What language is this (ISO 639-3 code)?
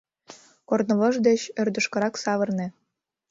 chm